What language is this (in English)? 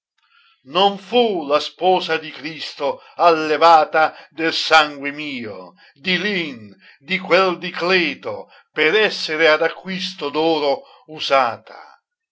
Italian